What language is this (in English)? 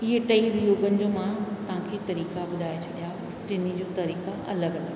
Sindhi